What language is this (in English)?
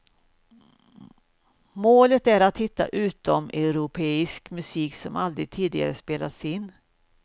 Swedish